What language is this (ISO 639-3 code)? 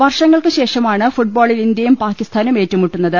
mal